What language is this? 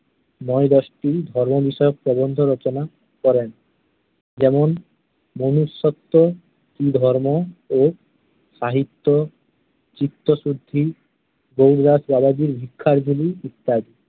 Bangla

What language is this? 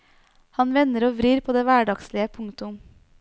Norwegian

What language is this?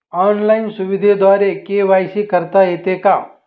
Marathi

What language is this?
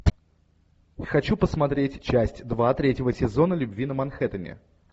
Russian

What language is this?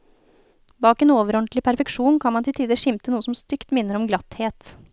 Norwegian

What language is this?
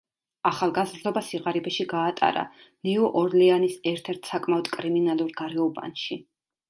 Georgian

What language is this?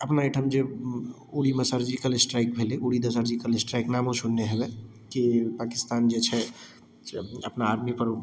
Maithili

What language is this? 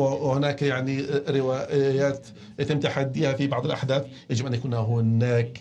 Arabic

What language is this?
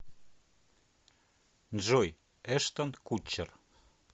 Russian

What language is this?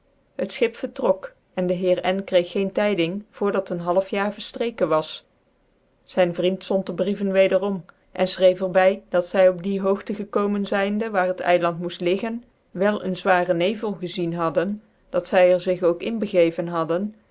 Dutch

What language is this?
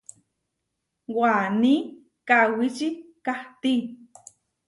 Huarijio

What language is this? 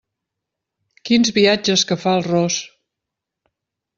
Catalan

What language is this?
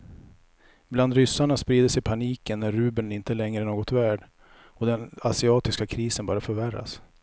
Swedish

